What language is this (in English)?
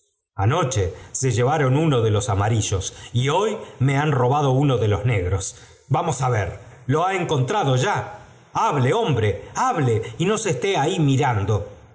Spanish